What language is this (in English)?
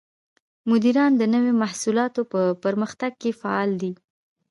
Pashto